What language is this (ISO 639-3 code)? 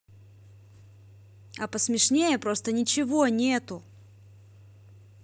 rus